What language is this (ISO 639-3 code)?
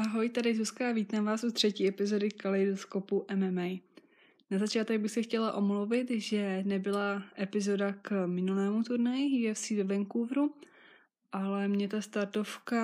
ces